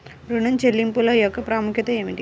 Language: Telugu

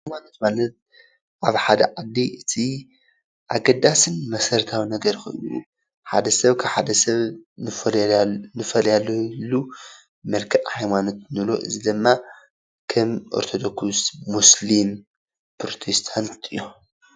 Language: Tigrinya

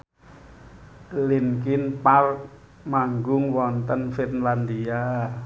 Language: Javanese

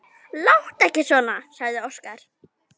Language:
Icelandic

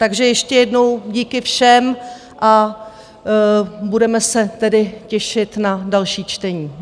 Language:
Czech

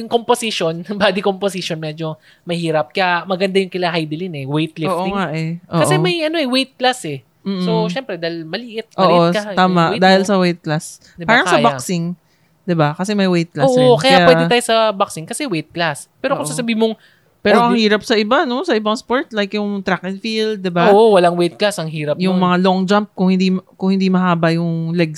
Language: Filipino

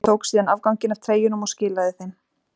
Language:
Icelandic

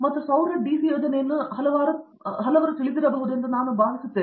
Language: Kannada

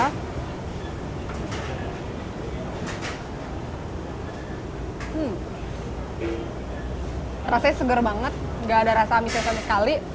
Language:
Indonesian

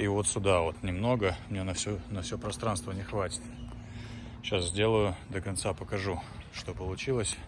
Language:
Russian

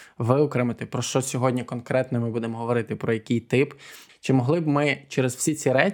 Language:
Ukrainian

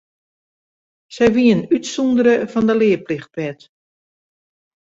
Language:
Western Frisian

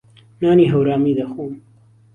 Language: Central Kurdish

